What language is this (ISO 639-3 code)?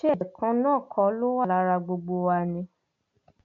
yor